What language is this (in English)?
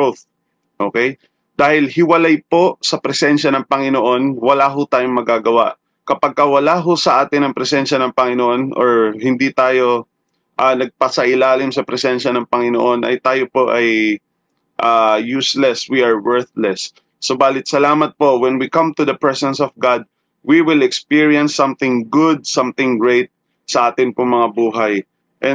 Filipino